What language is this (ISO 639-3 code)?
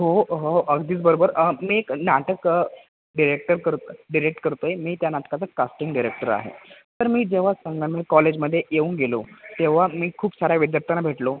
mar